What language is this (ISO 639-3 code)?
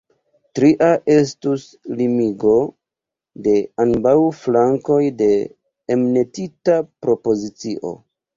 epo